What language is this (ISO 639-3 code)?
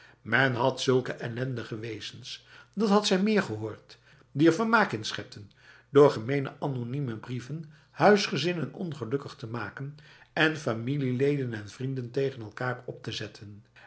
nld